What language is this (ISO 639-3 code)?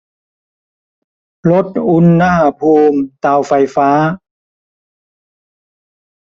tha